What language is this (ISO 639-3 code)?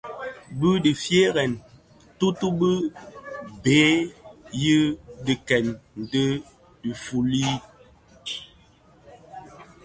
ksf